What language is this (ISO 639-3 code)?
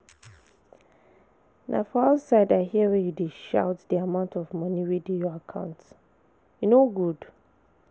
pcm